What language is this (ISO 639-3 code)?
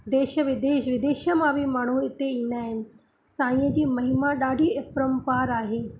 snd